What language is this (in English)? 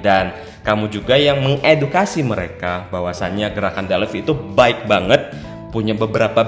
Indonesian